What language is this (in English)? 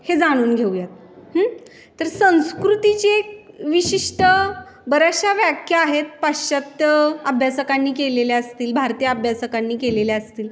Marathi